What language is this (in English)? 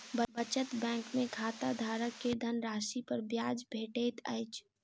Maithili